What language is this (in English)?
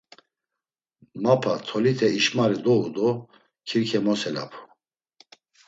Laz